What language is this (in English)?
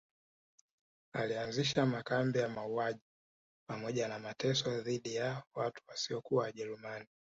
Swahili